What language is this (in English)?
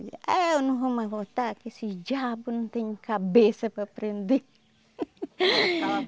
Portuguese